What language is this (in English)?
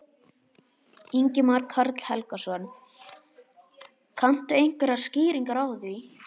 Icelandic